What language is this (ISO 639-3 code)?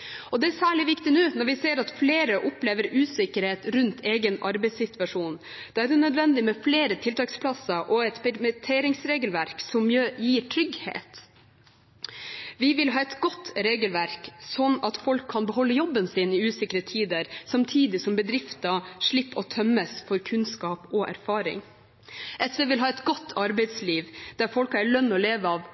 nob